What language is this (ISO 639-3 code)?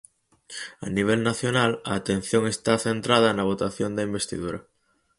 glg